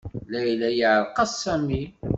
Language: Kabyle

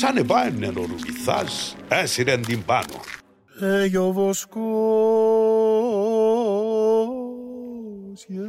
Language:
Greek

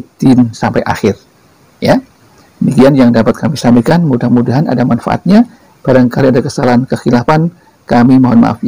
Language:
Indonesian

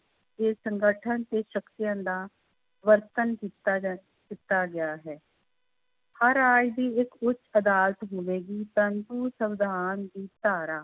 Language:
Punjabi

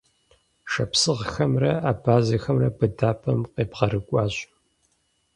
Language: Kabardian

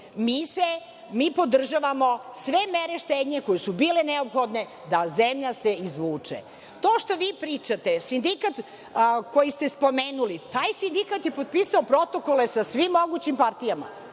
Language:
Serbian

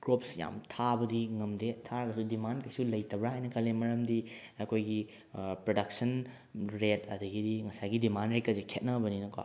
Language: Manipuri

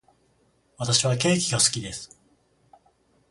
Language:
Japanese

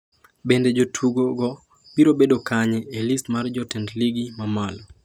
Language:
Luo (Kenya and Tanzania)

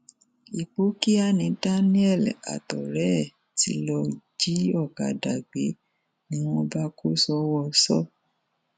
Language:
Yoruba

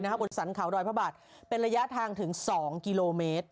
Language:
Thai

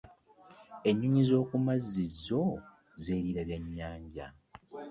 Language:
Ganda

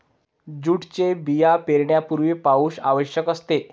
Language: Marathi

